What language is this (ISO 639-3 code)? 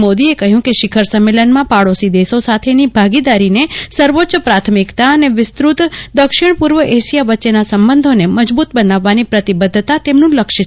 guj